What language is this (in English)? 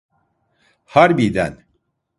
Turkish